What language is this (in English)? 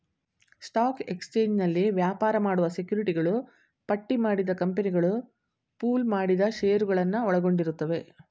Kannada